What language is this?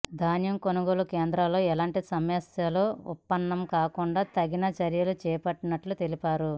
Telugu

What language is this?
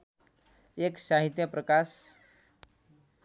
Nepali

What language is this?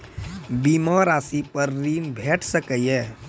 Maithili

